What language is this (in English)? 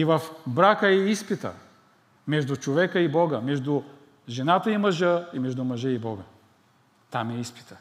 Bulgarian